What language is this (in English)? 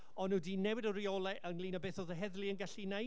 Welsh